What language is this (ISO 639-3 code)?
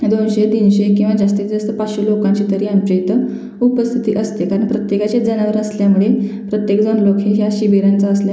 mar